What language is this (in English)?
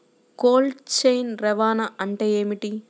Telugu